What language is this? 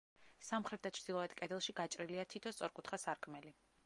Georgian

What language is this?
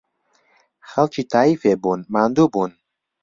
Central Kurdish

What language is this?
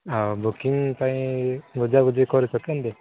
Odia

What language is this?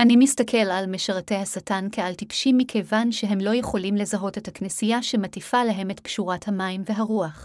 Hebrew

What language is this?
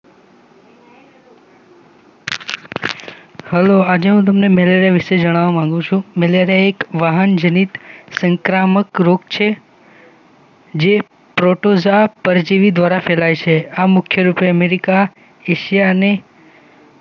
Gujarati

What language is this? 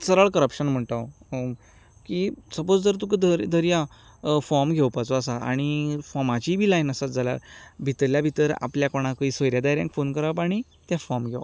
Konkani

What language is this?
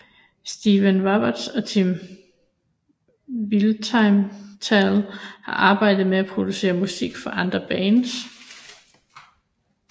Danish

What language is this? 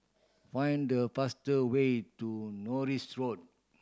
English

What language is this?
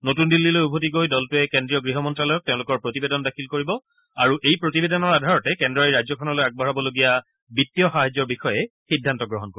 Assamese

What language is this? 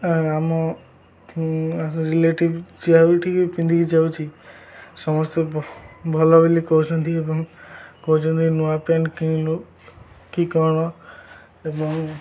Odia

